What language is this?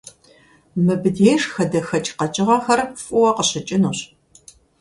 Kabardian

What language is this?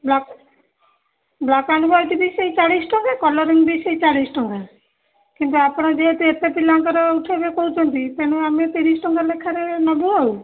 Odia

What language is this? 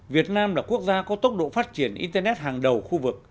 Vietnamese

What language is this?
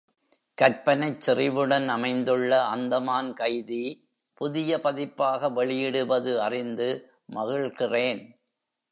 Tamil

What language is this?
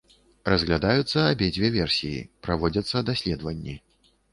Belarusian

